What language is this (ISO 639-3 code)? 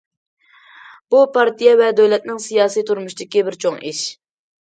uig